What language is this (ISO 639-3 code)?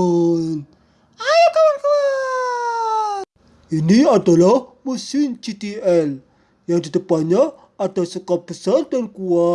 ind